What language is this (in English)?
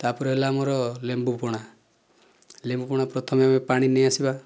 Odia